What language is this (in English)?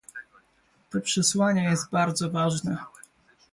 Polish